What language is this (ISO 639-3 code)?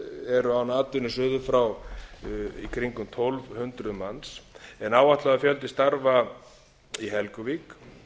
isl